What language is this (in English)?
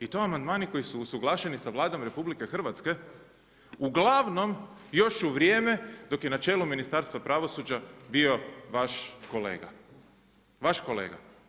Croatian